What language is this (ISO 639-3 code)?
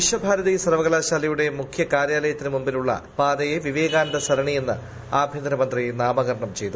mal